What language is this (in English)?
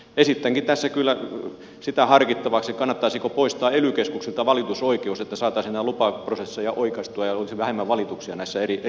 Finnish